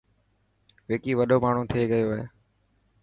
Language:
Dhatki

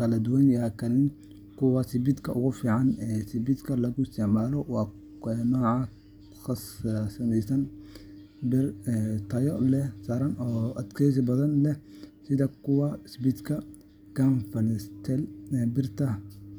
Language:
Somali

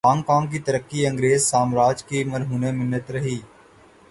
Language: Urdu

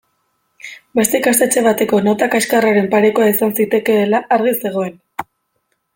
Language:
Basque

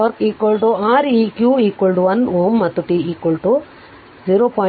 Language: Kannada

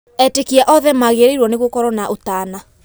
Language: Kikuyu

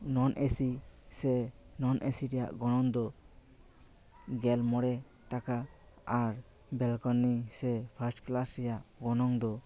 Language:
Santali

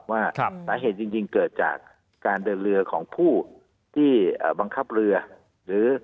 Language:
Thai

